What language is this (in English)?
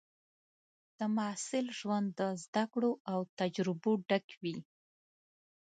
Pashto